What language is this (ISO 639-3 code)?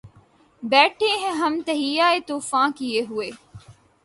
urd